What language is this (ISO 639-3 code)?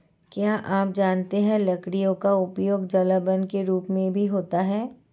hin